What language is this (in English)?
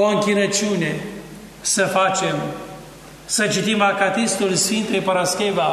Romanian